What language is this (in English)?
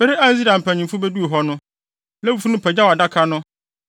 Akan